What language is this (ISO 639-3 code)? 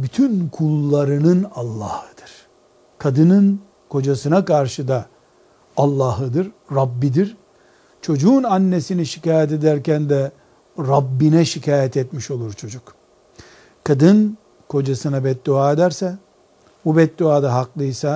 tur